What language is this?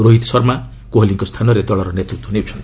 Odia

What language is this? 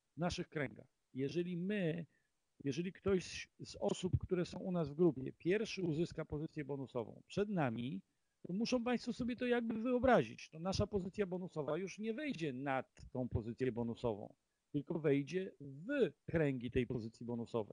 Polish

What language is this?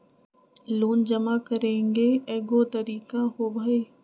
Magahi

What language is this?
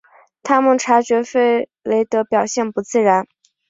Chinese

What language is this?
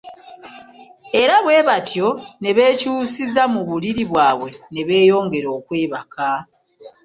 Ganda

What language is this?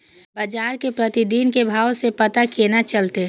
Maithili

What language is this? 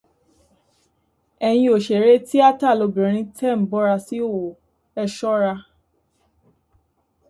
Yoruba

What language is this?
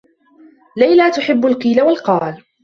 Arabic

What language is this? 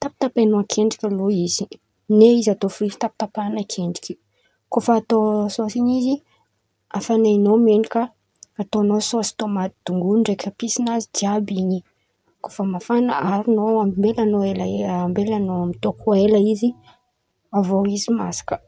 Antankarana Malagasy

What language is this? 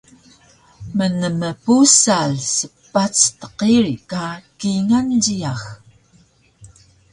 Taroko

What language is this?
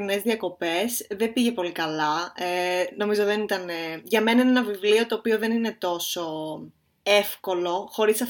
Greek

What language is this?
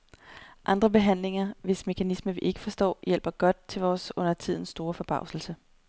Danish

